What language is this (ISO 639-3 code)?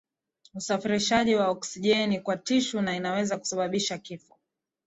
swa